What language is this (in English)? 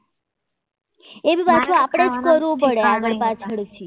Gujarati